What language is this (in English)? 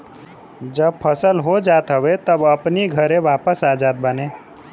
Bhojpuri